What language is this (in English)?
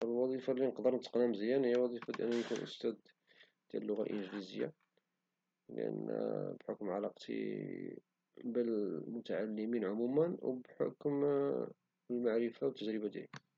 Moroccan Arabic